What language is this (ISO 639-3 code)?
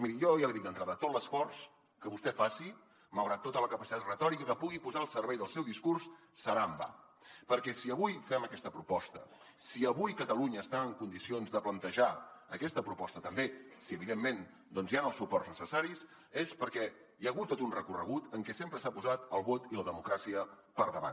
cat